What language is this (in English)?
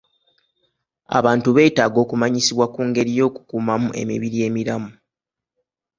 Ganda